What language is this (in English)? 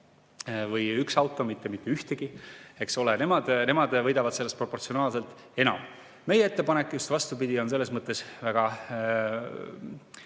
Estonian